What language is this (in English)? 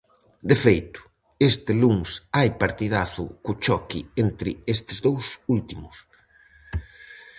Galician